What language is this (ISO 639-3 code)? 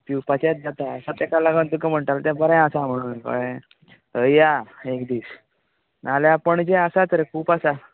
kok